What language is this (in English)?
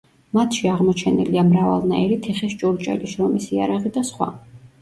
Georgian